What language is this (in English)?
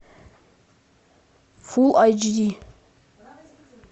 Russian